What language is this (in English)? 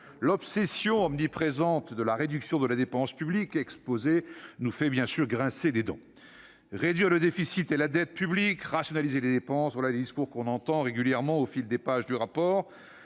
French